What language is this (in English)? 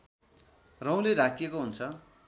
Nepali